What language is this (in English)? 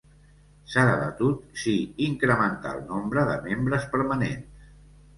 Catalan